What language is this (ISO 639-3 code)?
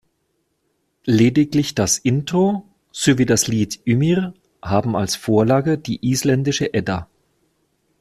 deu